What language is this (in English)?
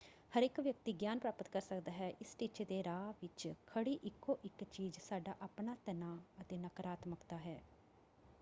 Punjabi